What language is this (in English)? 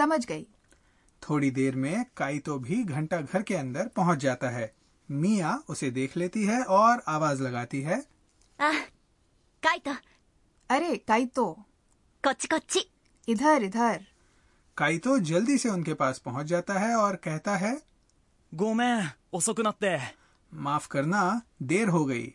Hindi